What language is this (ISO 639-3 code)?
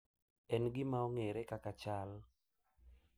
luo